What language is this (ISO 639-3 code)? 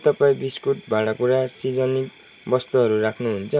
nep